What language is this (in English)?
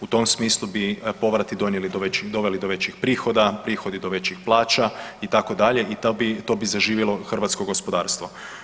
Croatian